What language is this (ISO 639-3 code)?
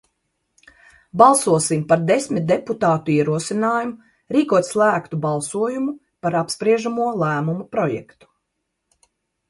lav